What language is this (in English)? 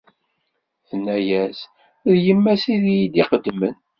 Kabyle